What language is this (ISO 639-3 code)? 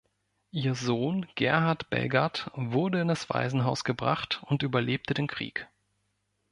deu